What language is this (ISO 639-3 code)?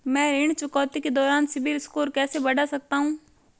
hin